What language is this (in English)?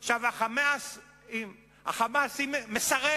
Hebrew